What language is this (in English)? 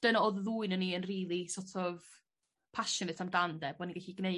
Welsh